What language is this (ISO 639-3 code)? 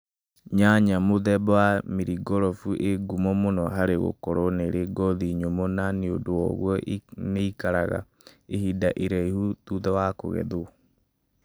kik